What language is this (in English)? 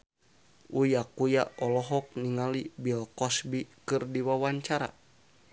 Sundanese